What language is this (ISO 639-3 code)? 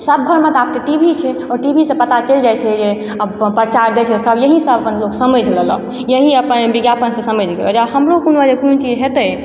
mai